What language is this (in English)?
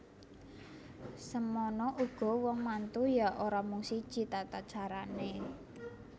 Javanese